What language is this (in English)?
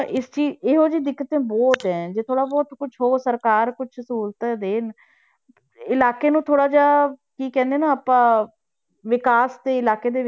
Punjabi